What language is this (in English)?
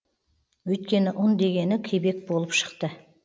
Kazakh